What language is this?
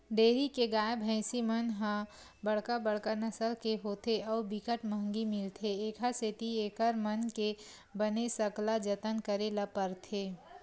Chhattisgarhi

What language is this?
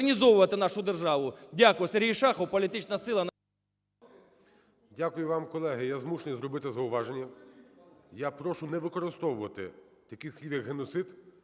Ukrainian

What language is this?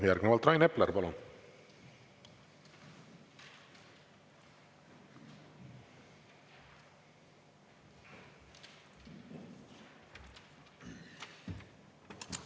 Estonian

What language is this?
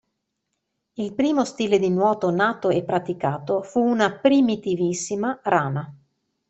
Italian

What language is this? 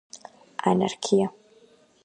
Georgian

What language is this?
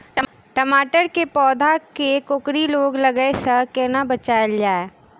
Maithili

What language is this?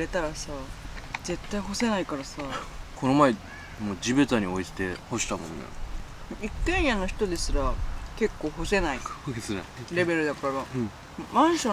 Japanese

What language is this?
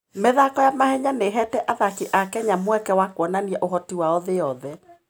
Kikuyu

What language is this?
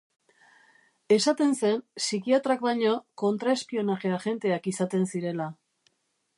Basque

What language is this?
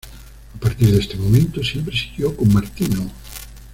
Spanish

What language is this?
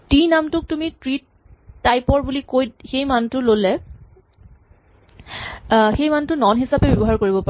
Assamese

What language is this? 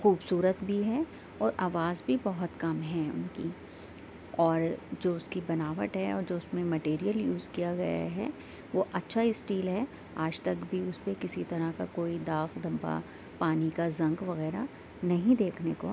Urdu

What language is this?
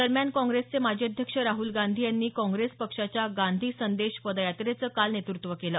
Marathi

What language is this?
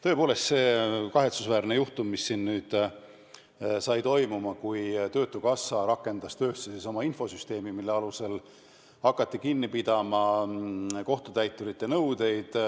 Estonian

